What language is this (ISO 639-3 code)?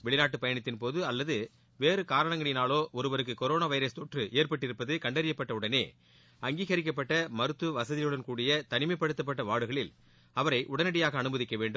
tam